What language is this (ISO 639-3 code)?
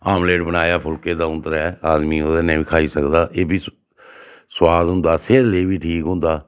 doi